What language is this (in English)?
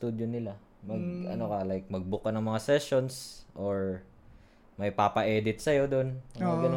Filipino